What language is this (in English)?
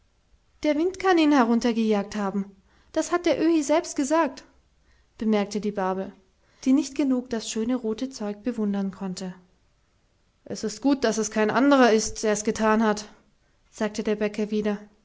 German